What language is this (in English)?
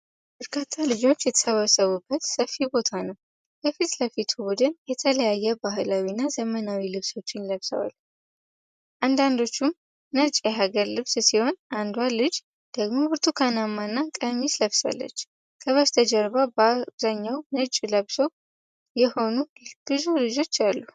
Amharic